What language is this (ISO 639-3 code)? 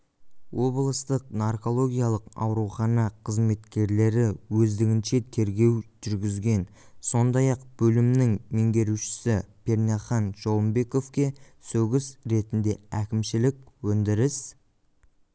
kaz